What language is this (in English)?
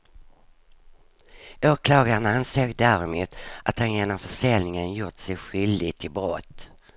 Swedish